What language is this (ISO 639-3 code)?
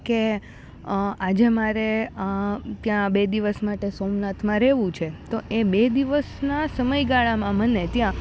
guj